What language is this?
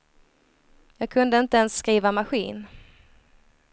Swedish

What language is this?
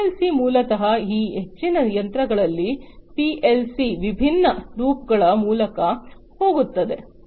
Kannada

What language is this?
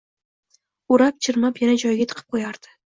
Uzbek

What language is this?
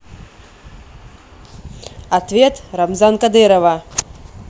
Russian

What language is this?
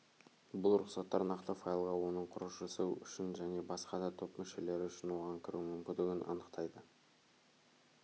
Kazakh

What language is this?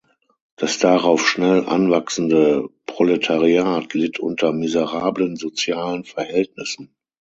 German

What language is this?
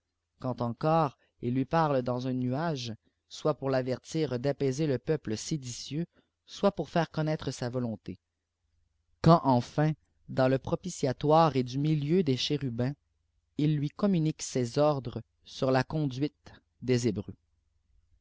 French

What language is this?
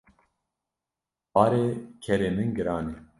Kurdish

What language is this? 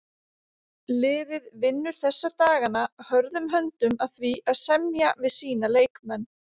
Icelandic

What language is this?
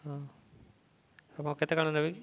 Odia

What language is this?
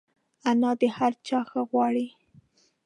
Pashto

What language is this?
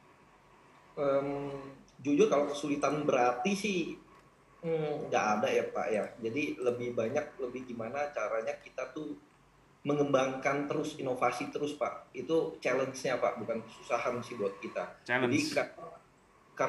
Indonesian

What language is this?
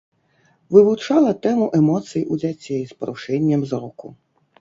Belarusian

